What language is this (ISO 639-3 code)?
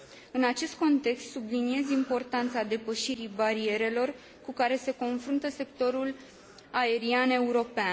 ron